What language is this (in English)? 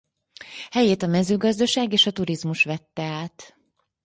Hungarian